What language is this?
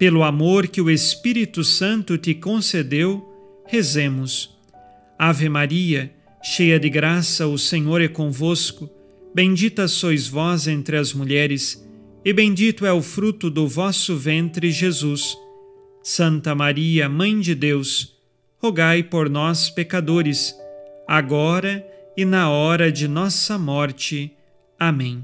Portuguese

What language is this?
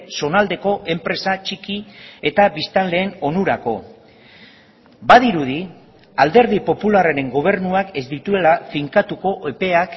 Basque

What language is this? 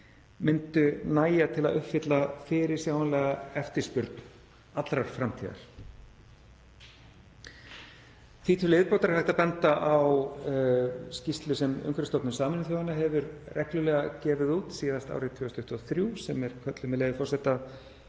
Icelandic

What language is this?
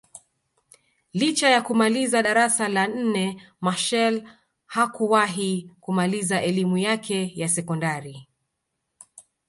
Swahili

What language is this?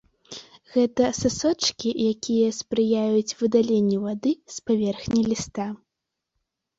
Belarusian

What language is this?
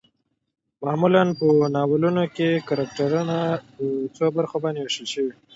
Pashto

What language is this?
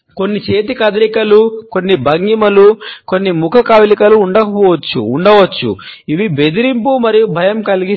Telugu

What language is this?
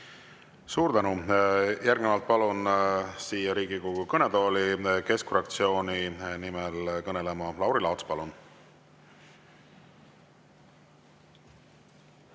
Estonian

